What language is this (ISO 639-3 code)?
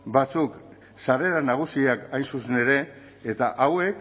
eus